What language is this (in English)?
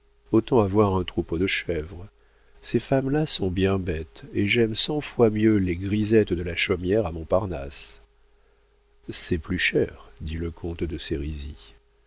French